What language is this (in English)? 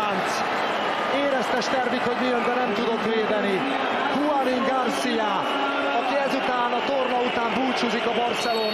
Hungarian